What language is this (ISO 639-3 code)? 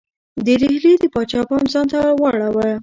pus